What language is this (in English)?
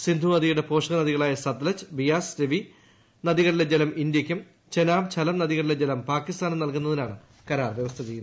Malayalam